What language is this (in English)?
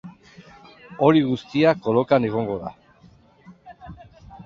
Basque